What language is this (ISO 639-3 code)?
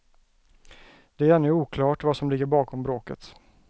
swe